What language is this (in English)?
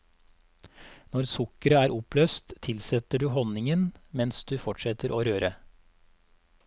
Norwegian